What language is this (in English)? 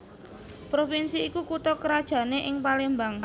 Javanese